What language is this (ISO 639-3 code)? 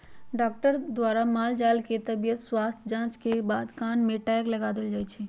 mag